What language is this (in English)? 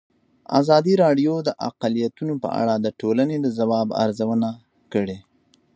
Pashto